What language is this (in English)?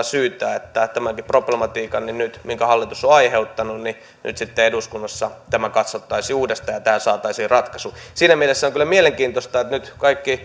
Finnish